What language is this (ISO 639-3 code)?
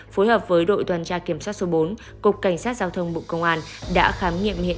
vie